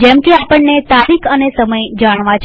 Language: Gujarati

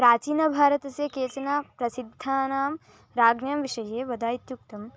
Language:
Sanskrit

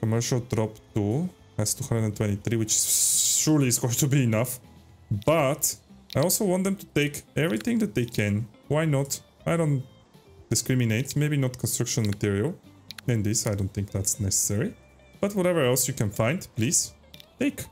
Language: English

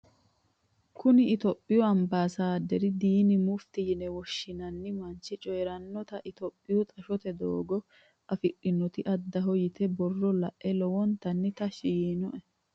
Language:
Sidamo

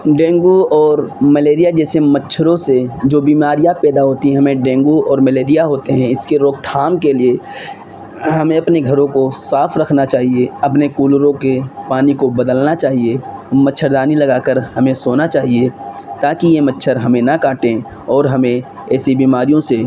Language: Urdu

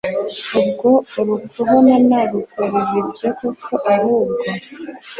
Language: Kinyarwanda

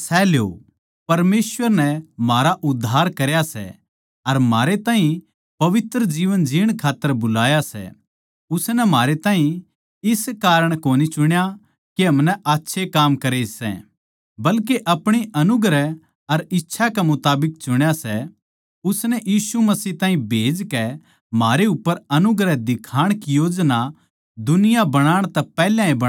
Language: Haryanvi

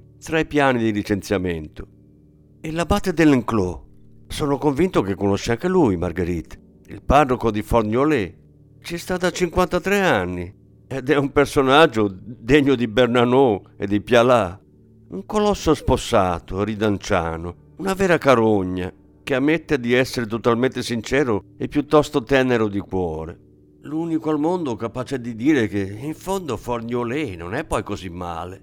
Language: Italian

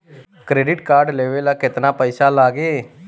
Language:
Bhojpuri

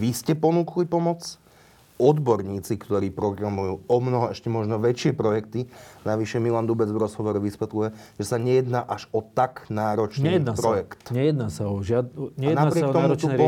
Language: Slovak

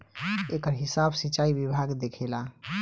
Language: Bhojpuri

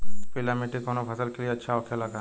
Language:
Bhojpuri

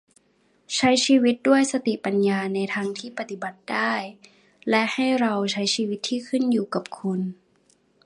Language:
Thai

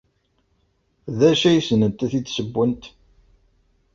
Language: Kabyle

